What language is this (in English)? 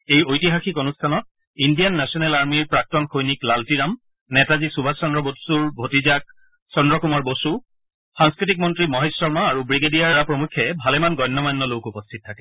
Assamese